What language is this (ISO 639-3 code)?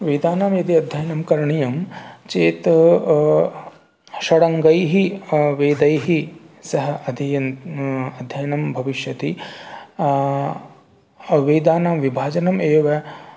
san